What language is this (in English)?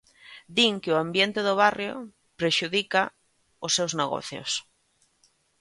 Galician